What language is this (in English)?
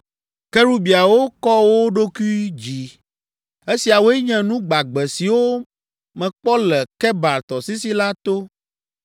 Ewe